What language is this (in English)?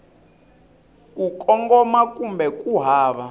Tsonga